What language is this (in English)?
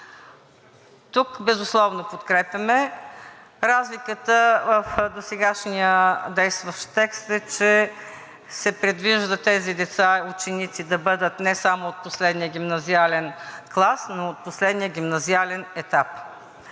Bulgarian